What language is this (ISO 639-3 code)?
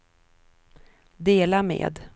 swe